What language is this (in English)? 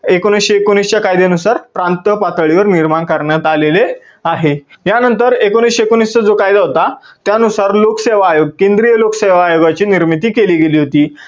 Marathi